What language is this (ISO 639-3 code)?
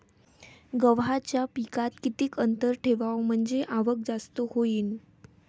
mar